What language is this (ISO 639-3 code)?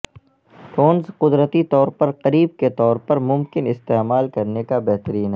urd